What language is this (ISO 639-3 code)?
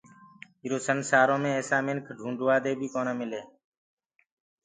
ggg